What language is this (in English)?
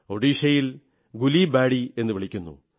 Malayalam